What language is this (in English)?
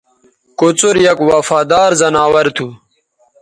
Bateri